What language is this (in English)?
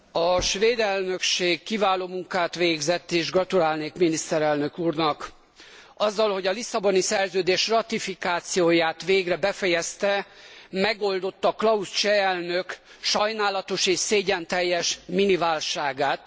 Hungarian